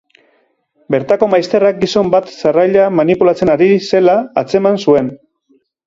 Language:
Basque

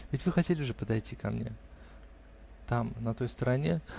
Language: Russian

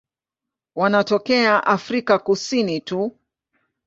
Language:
Swahili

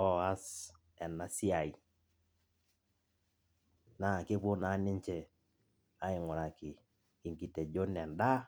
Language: Masai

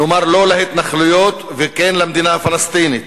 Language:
Hebrew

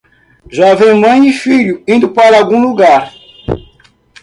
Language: Portuguese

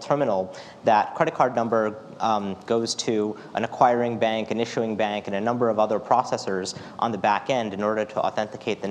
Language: English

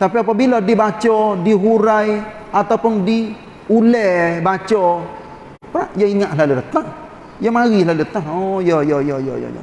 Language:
Malay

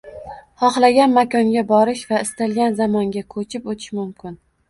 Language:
Uzbek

